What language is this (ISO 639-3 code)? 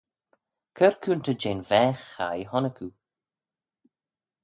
glv